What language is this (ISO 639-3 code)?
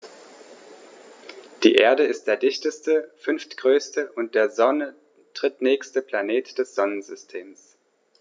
deu